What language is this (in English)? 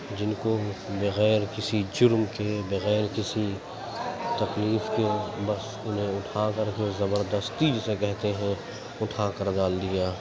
Urdu